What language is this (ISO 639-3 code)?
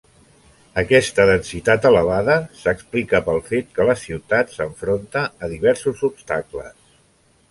cat